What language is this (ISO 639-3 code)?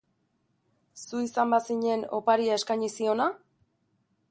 eus